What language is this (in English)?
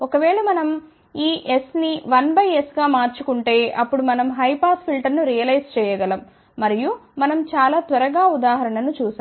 Telugu